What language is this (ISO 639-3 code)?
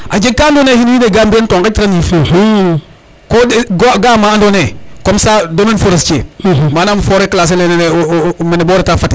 srr